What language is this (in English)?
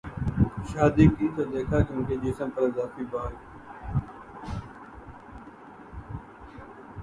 Urdu